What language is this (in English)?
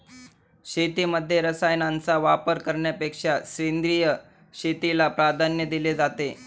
Marathi